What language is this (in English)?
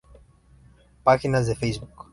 Spanish